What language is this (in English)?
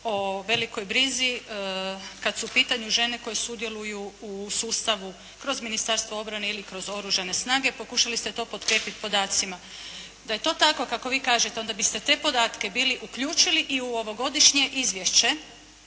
Croatian